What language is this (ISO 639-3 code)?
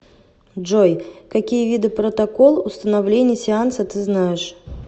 rus